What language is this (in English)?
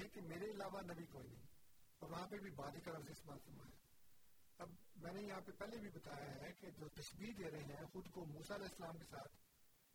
Urdu